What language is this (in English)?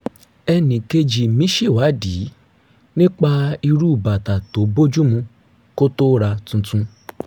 Yoruba